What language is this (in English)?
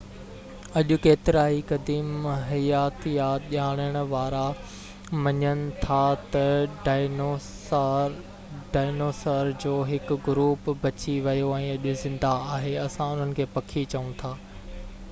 Sindhi